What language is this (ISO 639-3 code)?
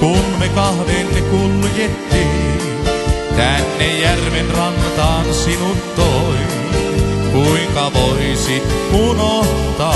fin